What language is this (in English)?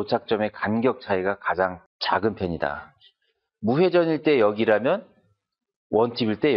Korean